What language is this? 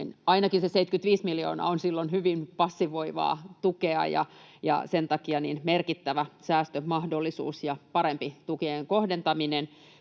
Finnish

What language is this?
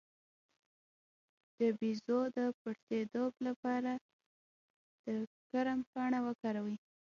Pashto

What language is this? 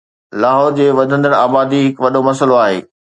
Sindhi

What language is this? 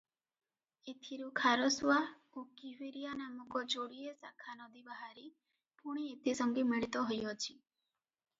Odia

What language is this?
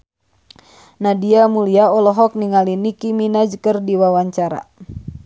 Sundanese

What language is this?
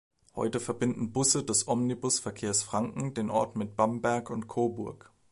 German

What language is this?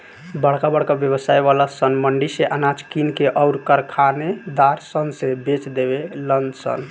Bhojpuri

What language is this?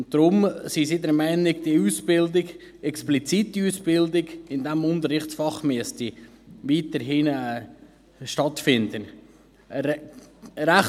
Swiss German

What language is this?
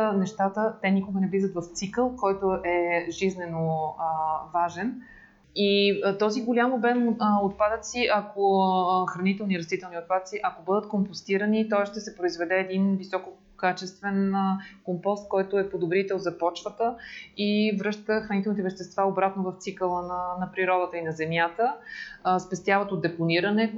Bulgarian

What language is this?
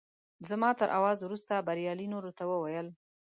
Pashto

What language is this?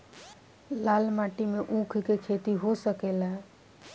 Bhojpuri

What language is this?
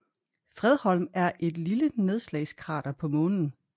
Danish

